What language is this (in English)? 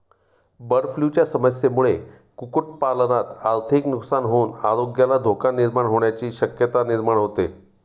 Marathi